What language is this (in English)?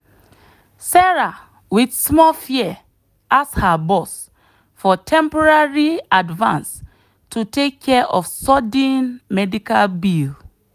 Nigerian Pidgin